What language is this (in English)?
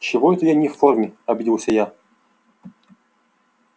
Russian